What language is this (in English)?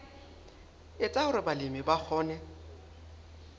Southern Sotho